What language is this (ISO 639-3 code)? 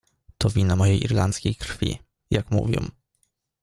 pol